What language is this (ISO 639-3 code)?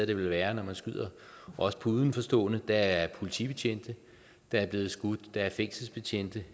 dan